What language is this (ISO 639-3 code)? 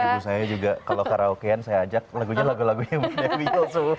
ind